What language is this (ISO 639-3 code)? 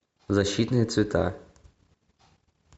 rus